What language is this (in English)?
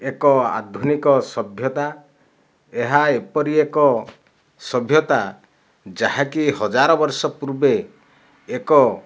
Odia